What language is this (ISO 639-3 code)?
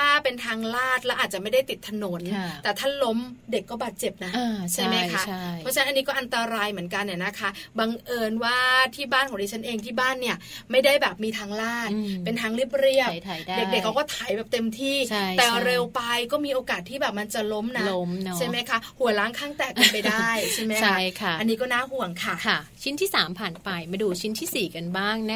tha